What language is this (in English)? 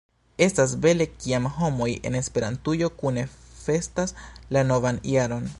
Esperanto